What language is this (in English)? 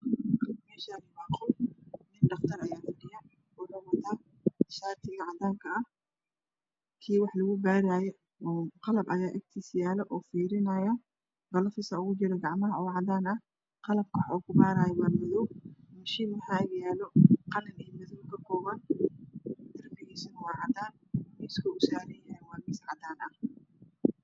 Somali